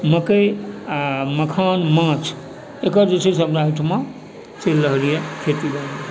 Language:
Maithili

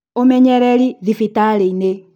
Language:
Kikuyu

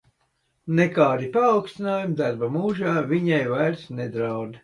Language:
Latvian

